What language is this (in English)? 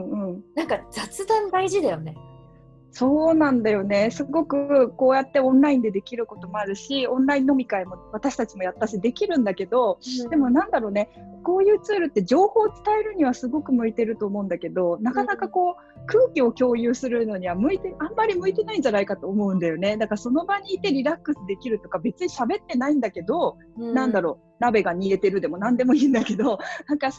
Japanese